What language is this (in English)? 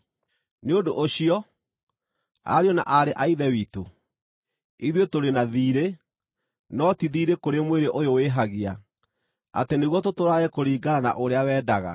Kikuyu